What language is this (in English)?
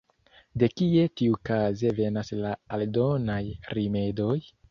Esperanto